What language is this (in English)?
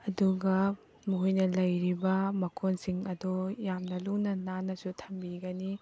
Manipuri